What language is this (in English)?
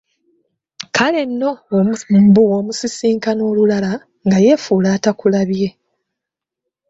Ganda